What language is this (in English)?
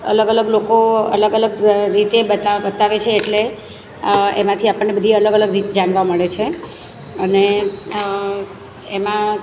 Gujarati